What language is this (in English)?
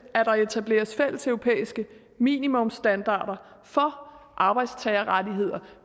Danish